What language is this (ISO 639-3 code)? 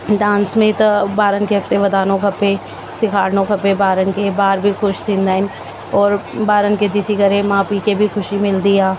snd